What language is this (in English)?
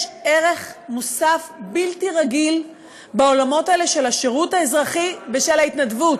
Hebrew